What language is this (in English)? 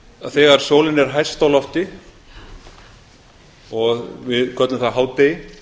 Icelandic